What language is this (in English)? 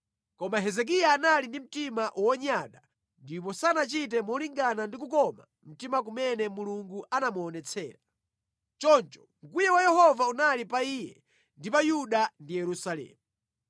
Nyanja